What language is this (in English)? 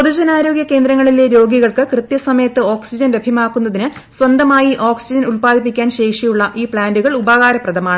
Malayalam